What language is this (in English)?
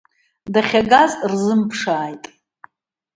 Abkhazian